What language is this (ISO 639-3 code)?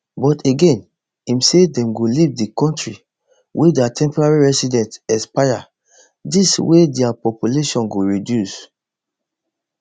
pcm